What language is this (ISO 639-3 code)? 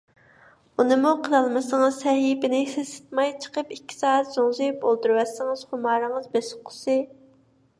uig